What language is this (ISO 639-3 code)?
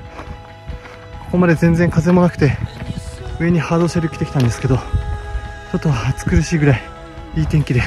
jpn